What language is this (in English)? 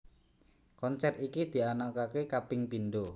Javanese